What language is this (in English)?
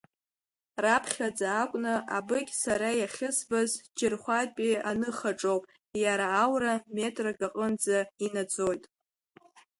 Abkhazian